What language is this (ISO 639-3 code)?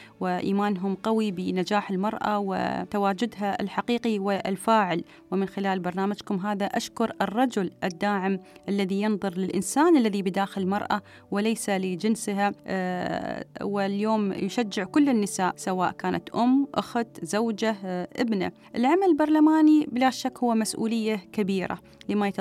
ara